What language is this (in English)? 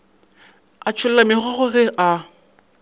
Northern Sotho